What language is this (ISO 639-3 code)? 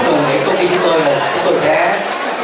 vie